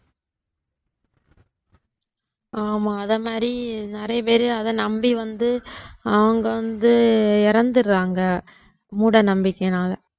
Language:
Tamil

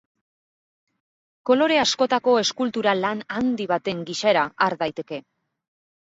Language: Basque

